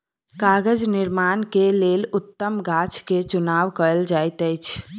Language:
Maithili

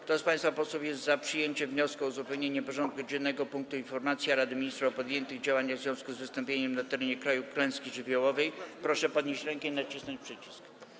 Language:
Polish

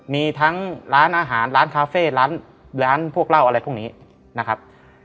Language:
Thai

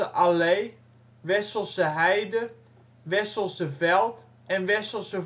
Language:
Dutch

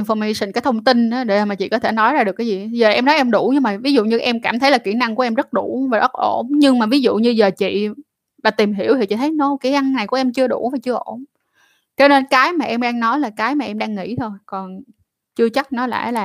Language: Vietnamese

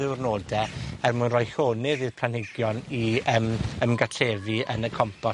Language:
Welsh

